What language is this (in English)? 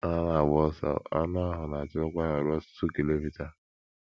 Igbo